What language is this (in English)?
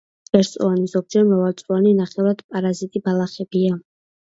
Georgian